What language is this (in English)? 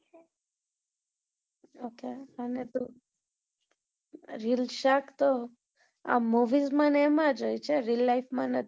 Gujarati